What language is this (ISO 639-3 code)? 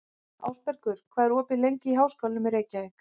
isl